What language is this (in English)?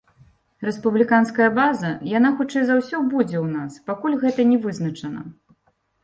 Belarusian